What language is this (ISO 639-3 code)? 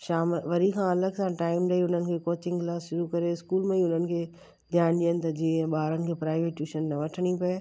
snd